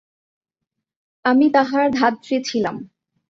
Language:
Bangla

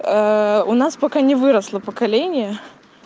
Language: Russian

